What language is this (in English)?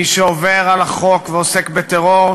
Hebrew